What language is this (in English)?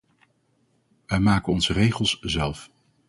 Dutch